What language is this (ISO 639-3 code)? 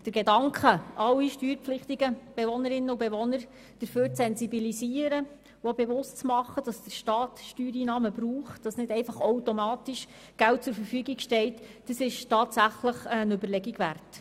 gsw